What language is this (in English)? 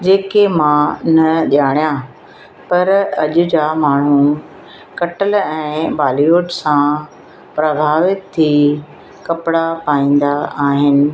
Sindhi